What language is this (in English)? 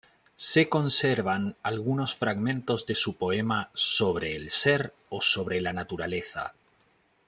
Spanish